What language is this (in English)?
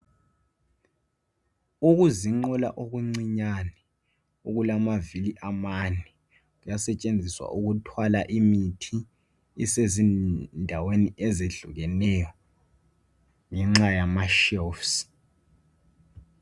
North Ndebele